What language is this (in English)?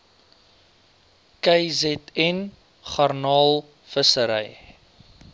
Afrikaans